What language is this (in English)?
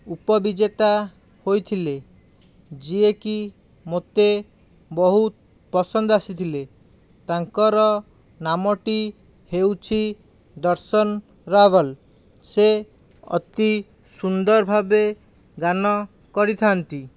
Odia